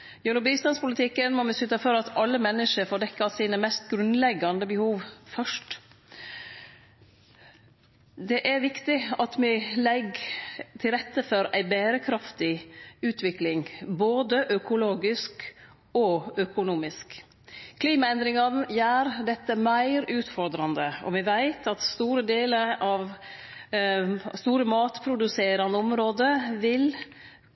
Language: Norwegian Nynorsk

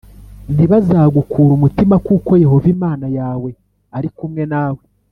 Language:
Kinyarwanda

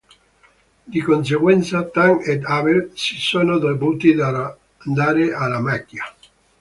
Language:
Italian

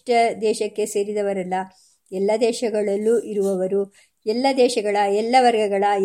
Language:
Kannada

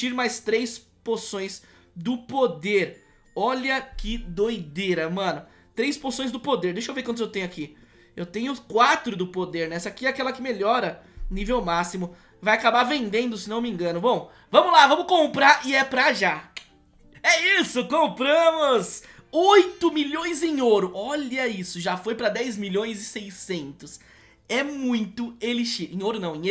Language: Portuguese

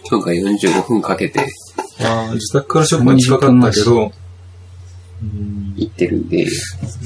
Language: Japanese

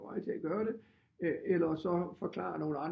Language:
Danish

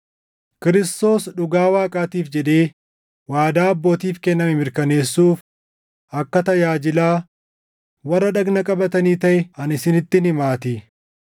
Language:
Oromo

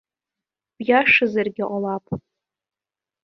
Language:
Abkhazian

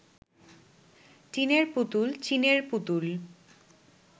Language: Bangla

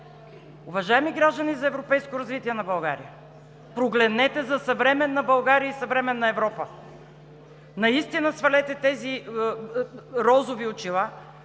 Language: Bulgarian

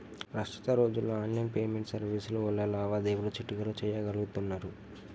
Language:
Telugu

